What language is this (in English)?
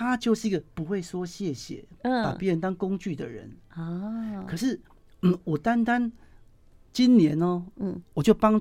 Chinese